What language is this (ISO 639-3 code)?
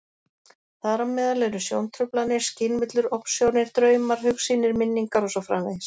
isl